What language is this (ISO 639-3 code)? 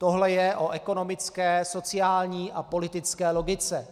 ces